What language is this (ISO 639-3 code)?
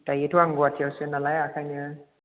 brx